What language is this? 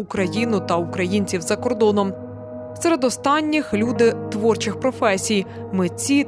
Ukrainian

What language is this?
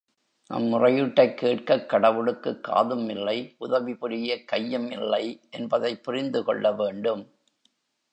Tamil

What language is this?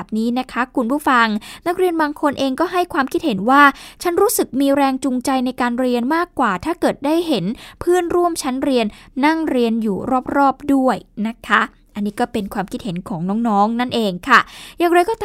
Thai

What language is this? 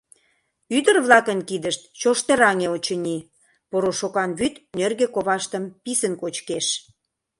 Mari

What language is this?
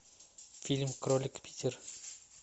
Russian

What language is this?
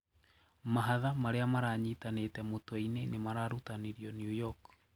Kikuyu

